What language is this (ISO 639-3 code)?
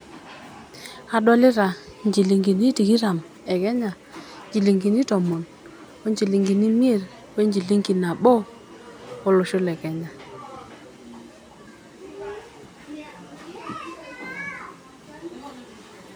mas